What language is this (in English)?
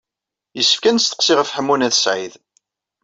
Kabyle